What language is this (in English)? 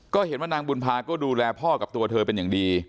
Thai